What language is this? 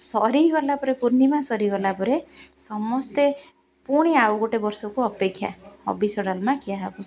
Odia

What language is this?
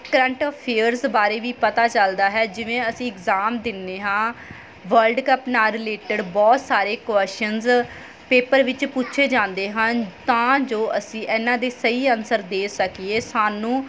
Punjabi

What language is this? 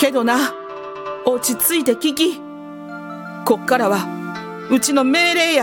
Japanese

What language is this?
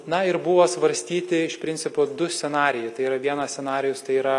Lithuanian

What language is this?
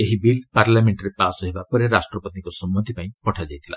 Odia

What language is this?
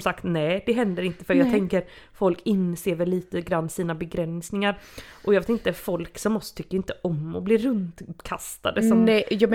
Swedish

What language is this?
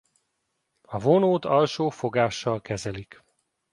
Hungarian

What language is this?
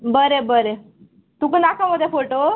Konkani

